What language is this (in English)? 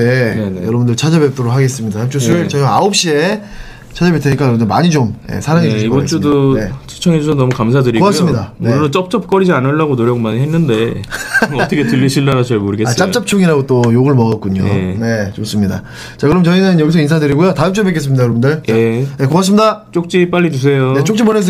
Korean